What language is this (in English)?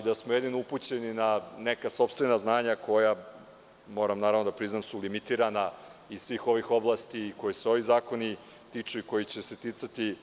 Serbian